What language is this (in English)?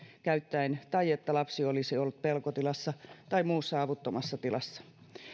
Finnish